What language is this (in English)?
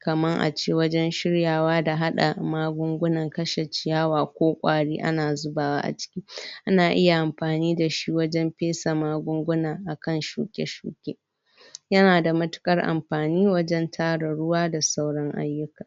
Hausa